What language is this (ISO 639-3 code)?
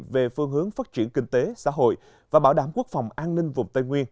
vie